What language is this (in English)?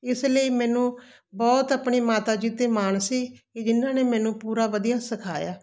Punjabi